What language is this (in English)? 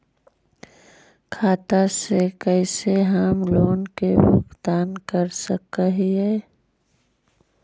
Magahi